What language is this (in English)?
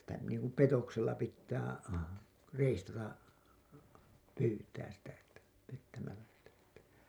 Finnish